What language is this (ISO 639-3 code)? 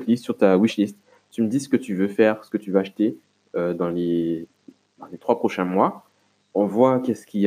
fra